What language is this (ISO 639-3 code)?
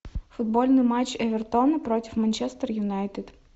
rus